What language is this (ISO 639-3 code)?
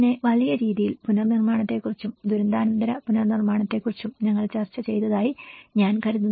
mal